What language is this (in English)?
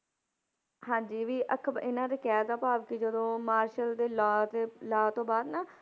Punjabi